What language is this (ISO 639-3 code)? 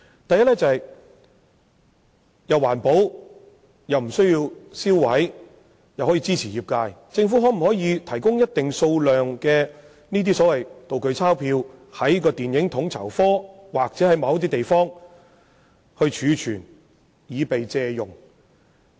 yue